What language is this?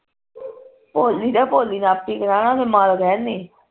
Punjabi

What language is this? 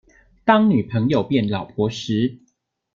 Chinese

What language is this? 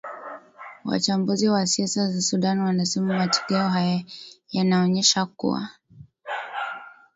Swahili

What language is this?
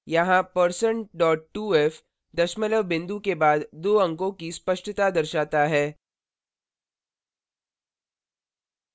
Hindi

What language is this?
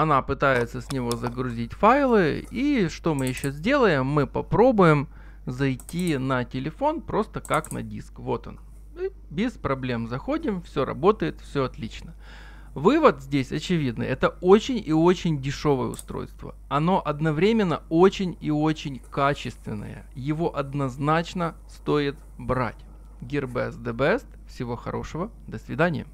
Russian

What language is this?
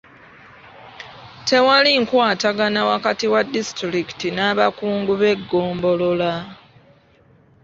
Ganda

